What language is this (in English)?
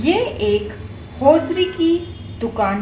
Hindi